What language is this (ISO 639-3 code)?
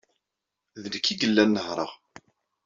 kab